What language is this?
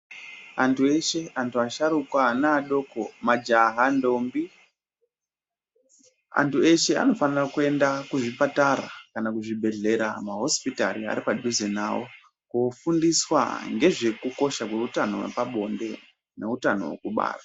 Ndau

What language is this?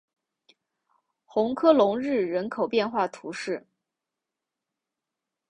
Chinese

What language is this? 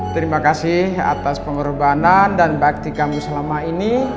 Indonesian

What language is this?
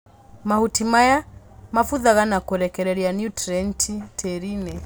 Kikuyu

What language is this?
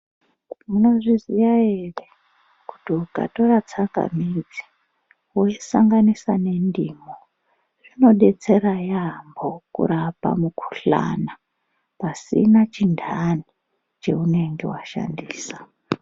Ndau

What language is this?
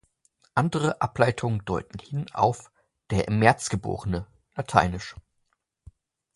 German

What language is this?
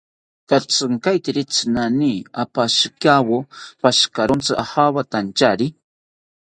South Ucayali Ashéninka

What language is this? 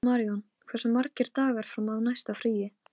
Icelandic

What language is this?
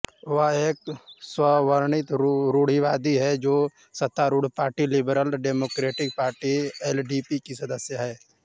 Hindi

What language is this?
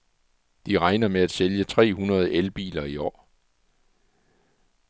Danish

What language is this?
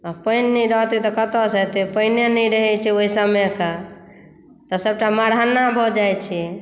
Maithili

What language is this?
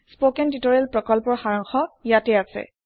Assamese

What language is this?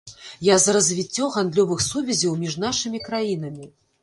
Belarusian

